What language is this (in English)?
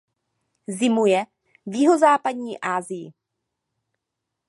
Czech